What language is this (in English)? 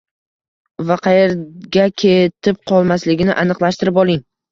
Uzbek